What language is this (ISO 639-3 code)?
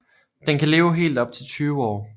dan